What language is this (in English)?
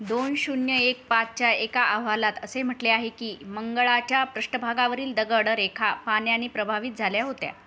Marathi